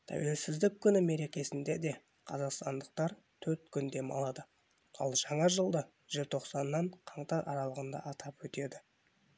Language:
Kazakh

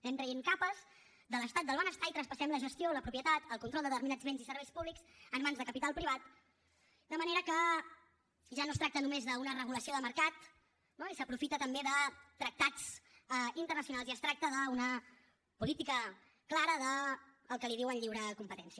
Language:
Catalan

